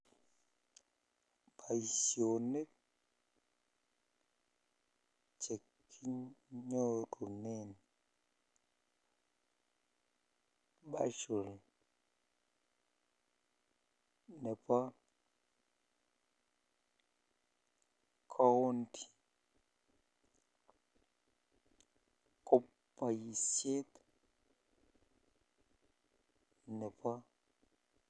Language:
Kalenjin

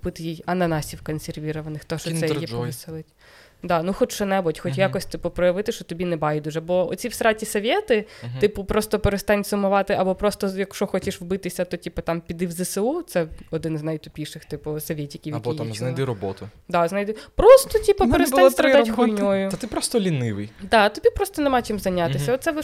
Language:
Ukrainian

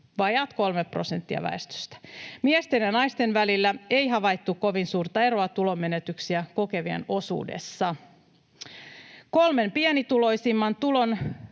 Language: Finnish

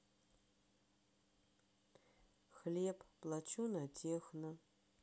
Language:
Russian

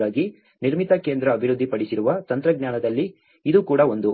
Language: Kannada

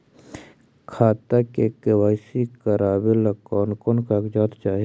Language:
Magahi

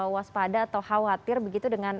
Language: Indonesian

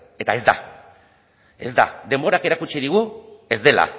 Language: Basque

